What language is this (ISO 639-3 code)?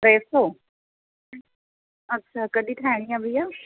snd